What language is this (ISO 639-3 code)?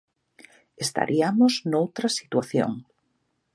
glg